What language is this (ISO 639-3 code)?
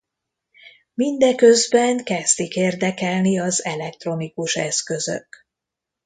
hun